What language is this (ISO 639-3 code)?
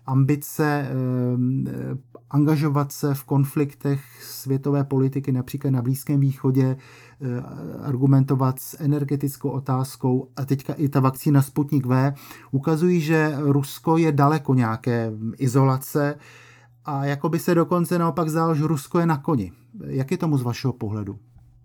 ces